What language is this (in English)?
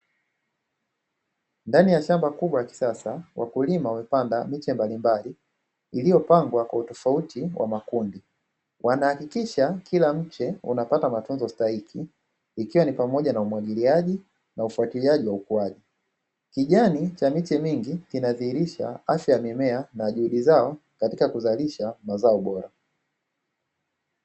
Swahili